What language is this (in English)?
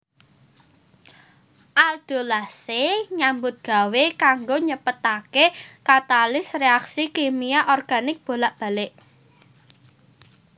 Javanese